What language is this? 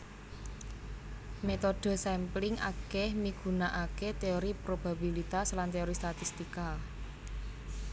Javanese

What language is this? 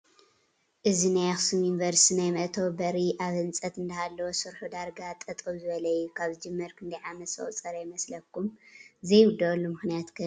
Tigrinya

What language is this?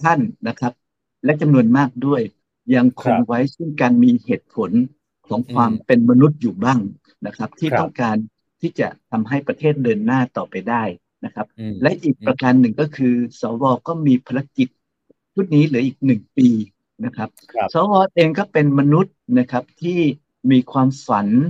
Thai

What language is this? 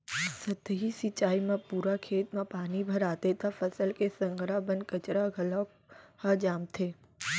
Chhattisgarhi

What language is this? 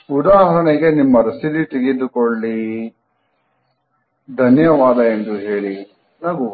Kannada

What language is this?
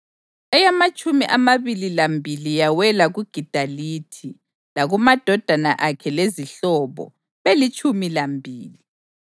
North Ndebele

